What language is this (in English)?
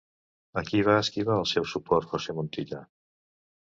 Catalan